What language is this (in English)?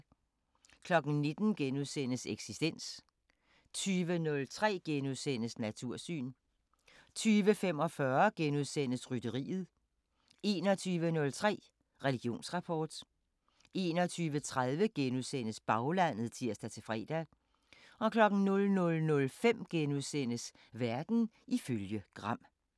Danish